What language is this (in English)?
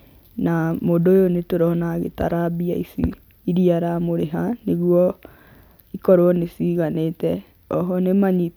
Kikuyu